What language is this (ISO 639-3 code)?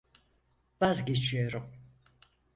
tur